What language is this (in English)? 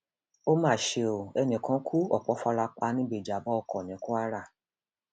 Yoruba